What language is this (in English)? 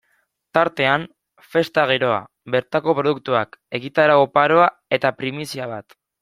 Basque